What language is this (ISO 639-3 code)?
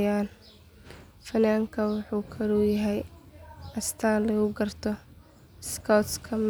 som